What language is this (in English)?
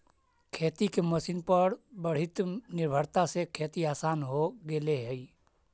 Magahi